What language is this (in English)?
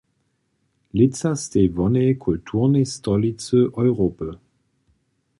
Upper Sorbian